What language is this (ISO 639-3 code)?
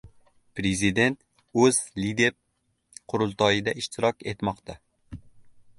uzb